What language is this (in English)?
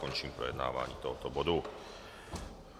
Czech